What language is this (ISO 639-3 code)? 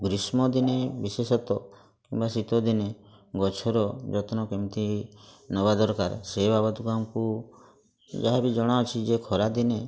ori